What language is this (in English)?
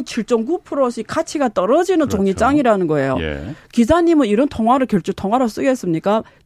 Korean